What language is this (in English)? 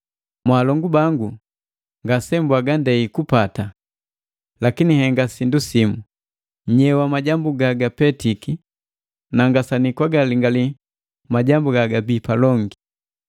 Matengo